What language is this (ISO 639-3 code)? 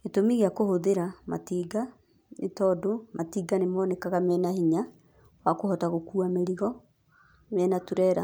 kik